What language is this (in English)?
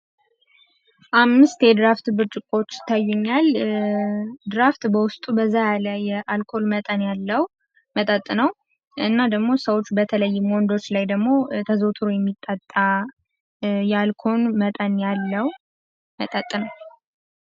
Amharic